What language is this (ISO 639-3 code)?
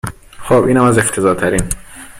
fas